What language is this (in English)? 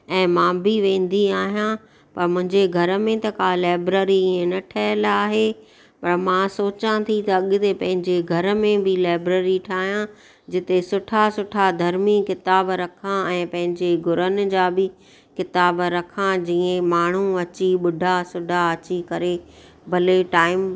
Sindhi